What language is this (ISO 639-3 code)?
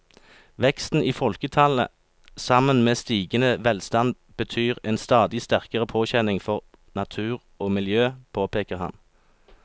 nor